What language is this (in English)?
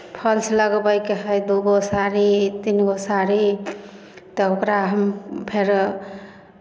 Maithili